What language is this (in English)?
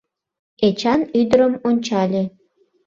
Mari